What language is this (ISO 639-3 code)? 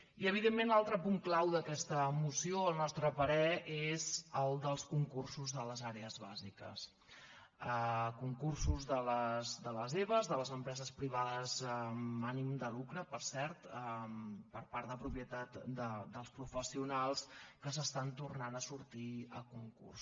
cat